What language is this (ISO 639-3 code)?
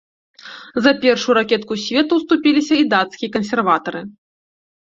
bel